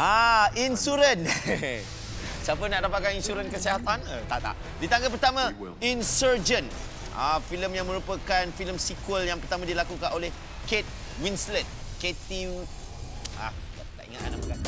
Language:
Malay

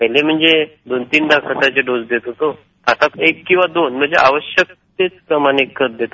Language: Marathi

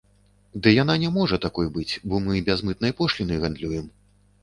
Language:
Belarusian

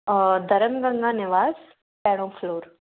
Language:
Sindhi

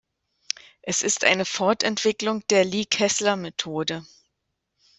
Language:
German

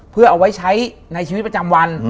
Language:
Thai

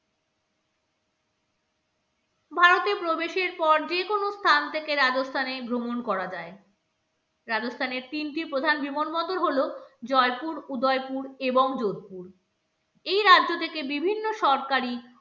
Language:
Bangla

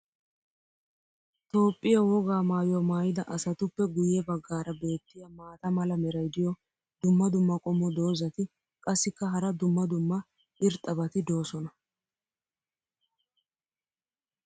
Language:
Wolaytta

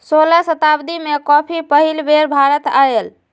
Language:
Magahi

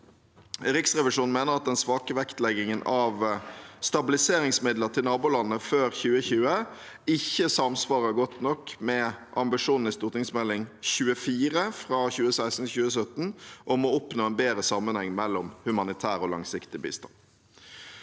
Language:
Norwegian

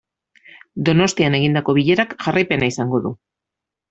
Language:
Basque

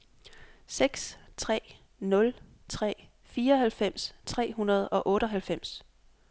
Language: Danish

